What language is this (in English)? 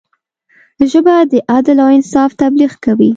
Pashto